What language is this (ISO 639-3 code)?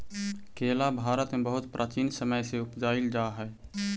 mag